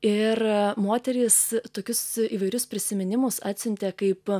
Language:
Lithuanian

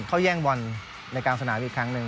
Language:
Thai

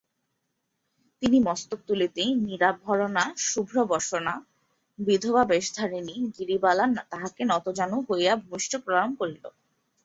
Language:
Bangla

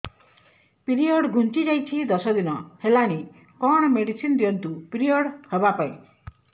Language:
Odia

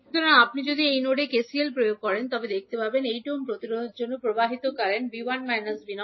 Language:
Bangla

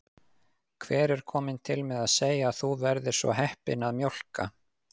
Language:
Icelandic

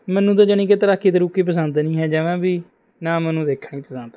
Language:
Punjabi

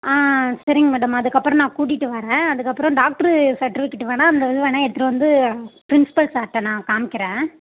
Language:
Tamil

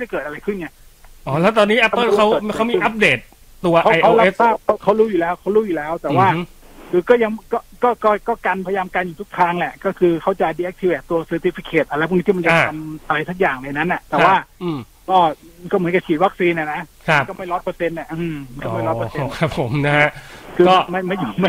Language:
Thai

